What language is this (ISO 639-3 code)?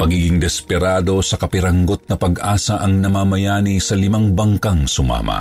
fil